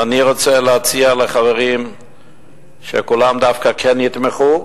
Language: Hebrew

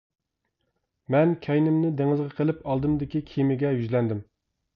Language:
Uyghur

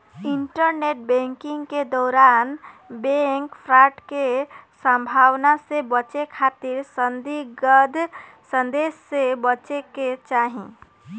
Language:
Bhojpuri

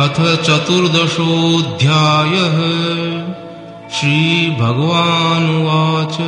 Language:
Romanian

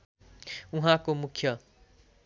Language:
Nepali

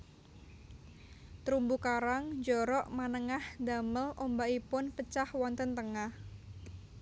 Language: Javanese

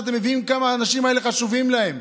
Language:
Hebrew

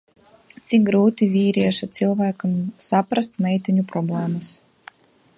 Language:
Latvian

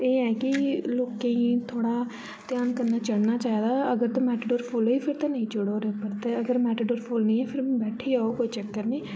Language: Dogri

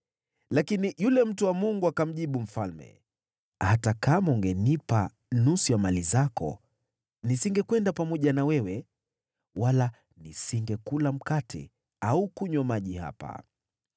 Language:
Swahili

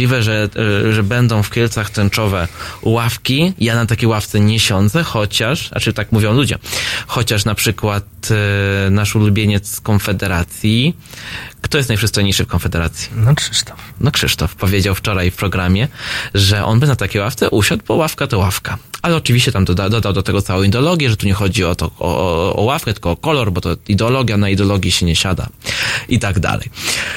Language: Polish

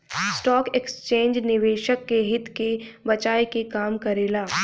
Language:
Bhojpuri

